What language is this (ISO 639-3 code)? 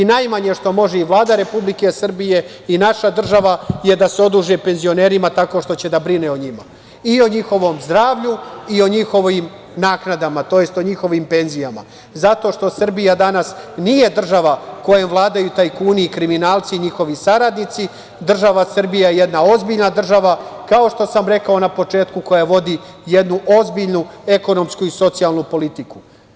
srp